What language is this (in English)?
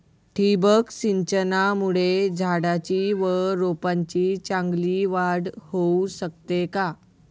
Marathi